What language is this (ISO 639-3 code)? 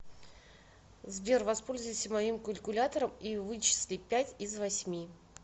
rus